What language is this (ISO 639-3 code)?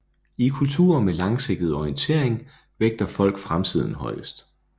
dan